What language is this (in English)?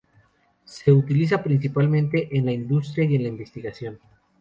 Spanish